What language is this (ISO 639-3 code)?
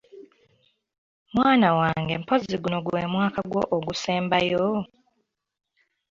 lug